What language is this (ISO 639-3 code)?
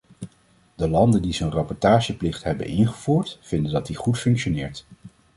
nld